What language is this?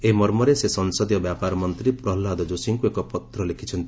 Odia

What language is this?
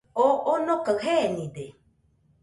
Nüpode Huitoto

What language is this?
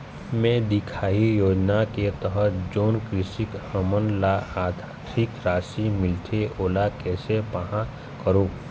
Chhattisgarhi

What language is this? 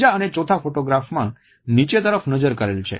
Gujarati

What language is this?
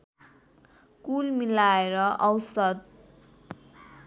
Nepali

